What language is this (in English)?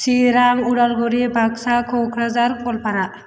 Bodo